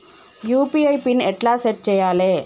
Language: Telugu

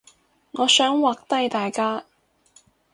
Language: Cantonese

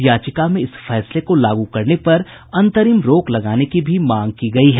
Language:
Hindi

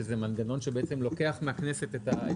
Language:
Hebrew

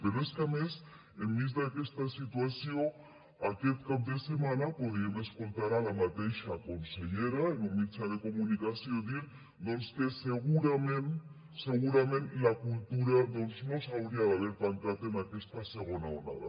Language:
Catalan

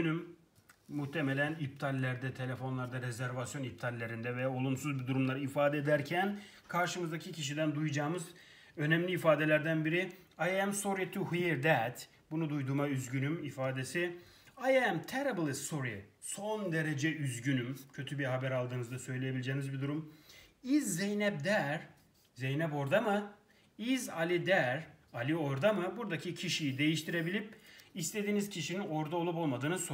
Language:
Turkish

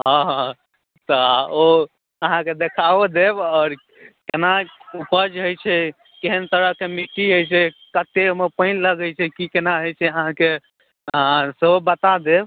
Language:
Maithili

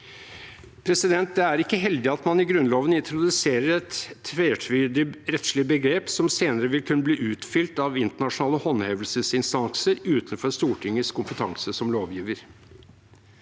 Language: Norwegian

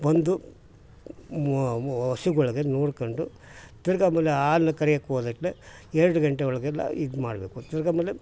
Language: Kannada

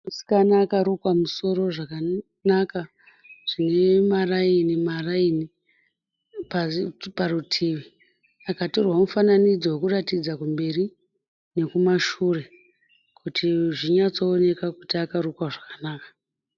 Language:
Shona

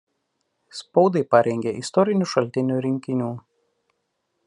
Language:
Lithuanian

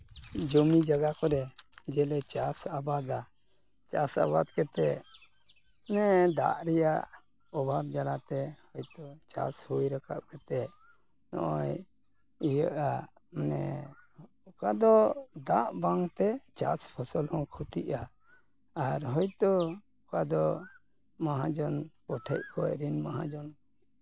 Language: Santali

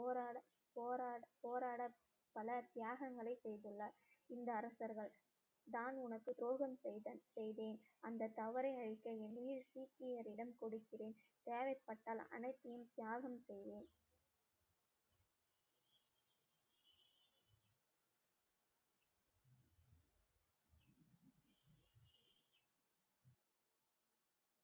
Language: Tamil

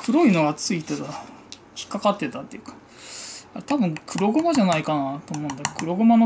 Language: Japanese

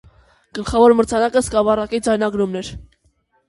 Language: Armenian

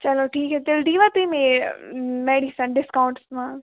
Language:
Kashmiri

